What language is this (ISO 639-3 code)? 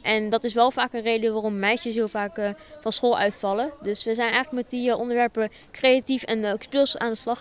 nld